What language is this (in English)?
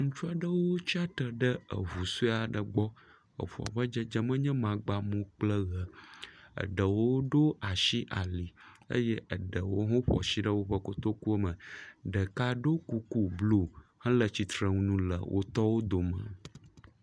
Ewe